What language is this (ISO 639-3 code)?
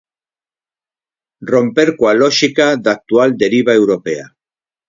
glg